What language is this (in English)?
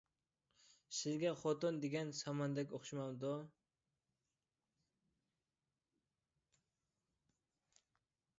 Uyghur